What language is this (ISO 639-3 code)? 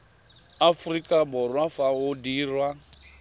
tsn